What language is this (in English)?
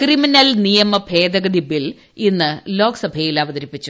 Malayalam